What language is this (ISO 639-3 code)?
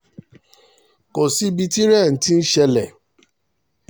yor